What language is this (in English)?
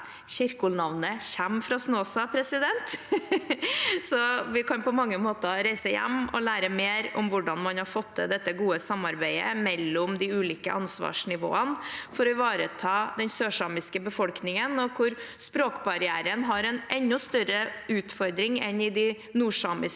Norwegian